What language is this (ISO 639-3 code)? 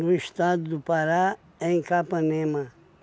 por